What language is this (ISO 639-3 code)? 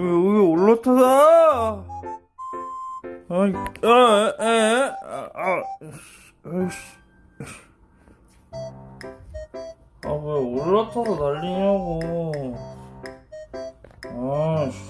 kor